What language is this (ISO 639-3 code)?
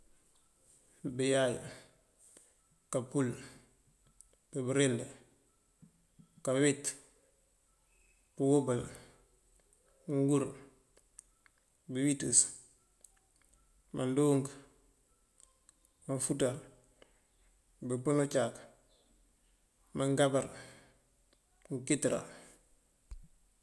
mfv